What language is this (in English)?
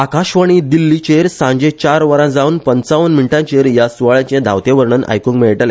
Konkani